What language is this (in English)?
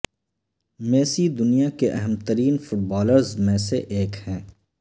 Urdu